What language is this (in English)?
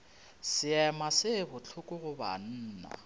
Northern Sotho